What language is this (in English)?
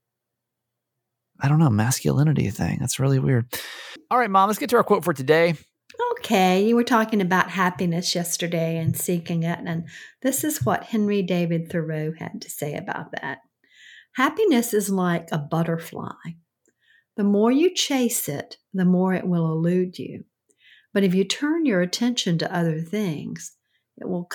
English